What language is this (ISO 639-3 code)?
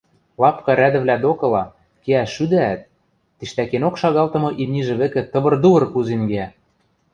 mrj